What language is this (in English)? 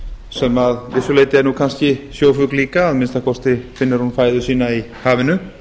Icelandic